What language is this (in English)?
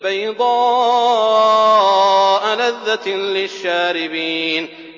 Arabic